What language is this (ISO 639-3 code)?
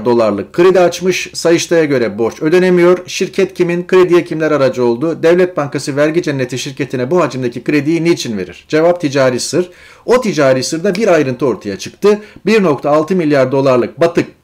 tur